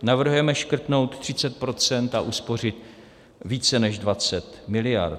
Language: Czech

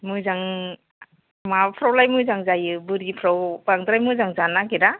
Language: Bodo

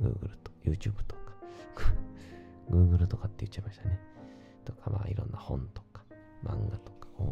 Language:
Japanese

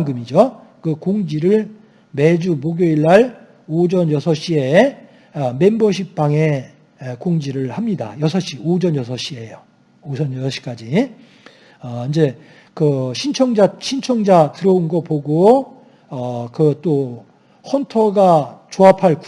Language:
Korean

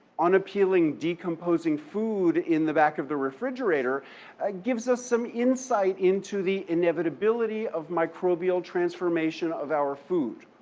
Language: English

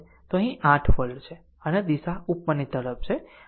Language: Gujarati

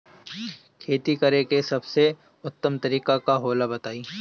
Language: Bhojpuri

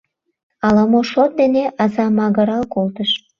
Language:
Mari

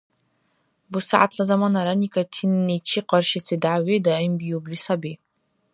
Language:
Dargwa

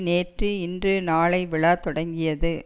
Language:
Tamil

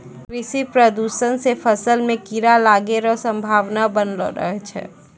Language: Maithili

